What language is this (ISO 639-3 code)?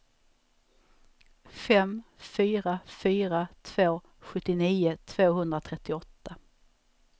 swe